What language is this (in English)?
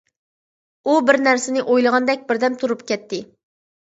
Uyghur